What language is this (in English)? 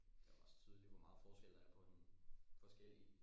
Danish